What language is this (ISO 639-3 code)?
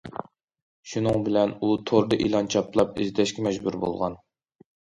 uig